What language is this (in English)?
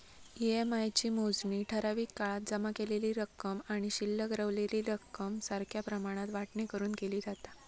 Marathi